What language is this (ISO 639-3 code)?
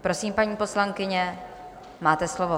ces